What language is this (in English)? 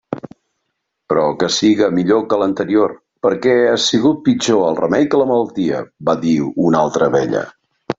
Catalan